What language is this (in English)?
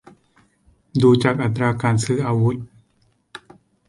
Thai